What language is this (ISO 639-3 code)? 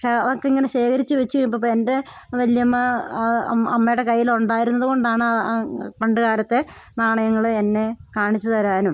mal